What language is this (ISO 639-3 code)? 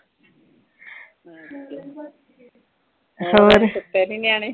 pan